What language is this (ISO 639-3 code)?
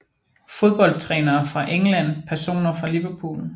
dan